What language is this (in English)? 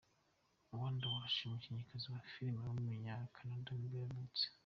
Kinyarwanda